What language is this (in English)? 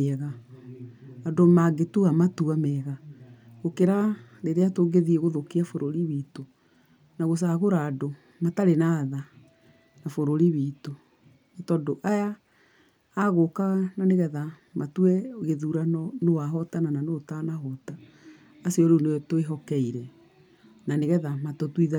Kikuyu